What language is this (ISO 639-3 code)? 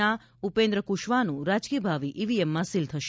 guj